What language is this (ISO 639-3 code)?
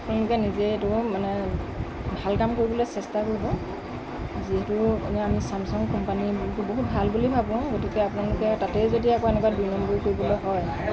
asm